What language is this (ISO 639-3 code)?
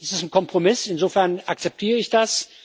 deu